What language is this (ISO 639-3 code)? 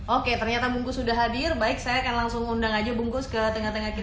ind